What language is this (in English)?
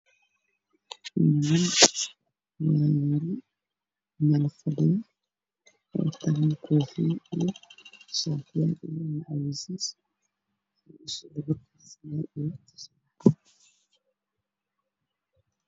Somali